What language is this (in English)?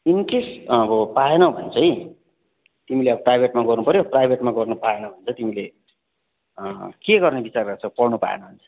Nepali